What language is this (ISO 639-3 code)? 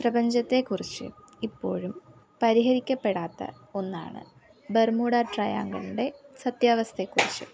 mal